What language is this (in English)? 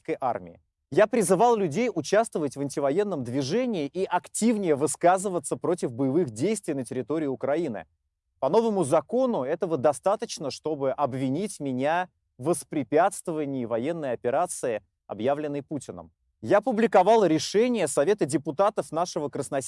Russian